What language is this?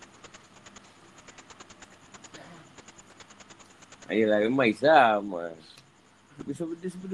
Malay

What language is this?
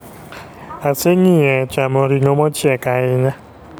Luo (Kenya and Tanzania)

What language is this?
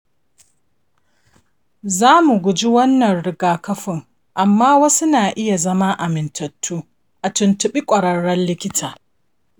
Hausa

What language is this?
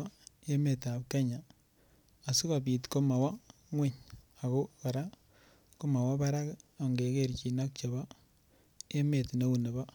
Kalenjin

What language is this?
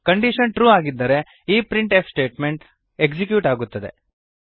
Kannada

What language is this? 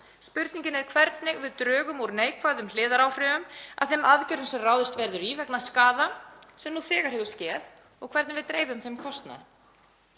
Icelandic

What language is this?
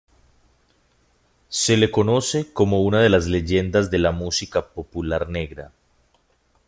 Spanish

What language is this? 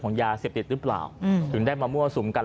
Thai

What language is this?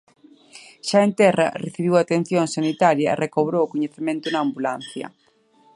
Galician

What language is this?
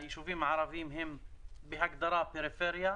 Hebrew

